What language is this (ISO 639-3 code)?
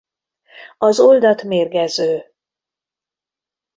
hun